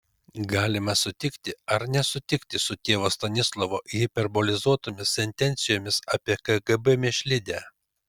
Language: Lithuanian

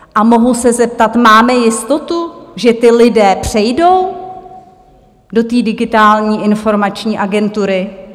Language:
Czech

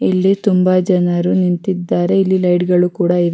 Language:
Kannada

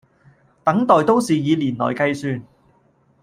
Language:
Cantonese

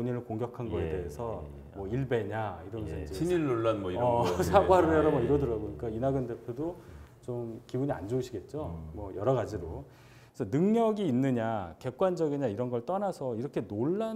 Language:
Korean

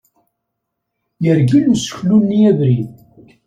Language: Kabyle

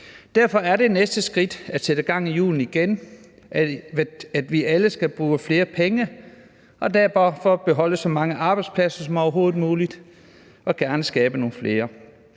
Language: Danish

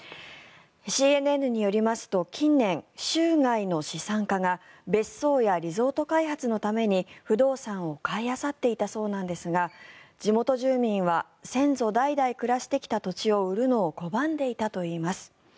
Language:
Japanese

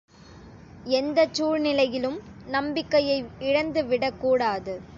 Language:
Tamil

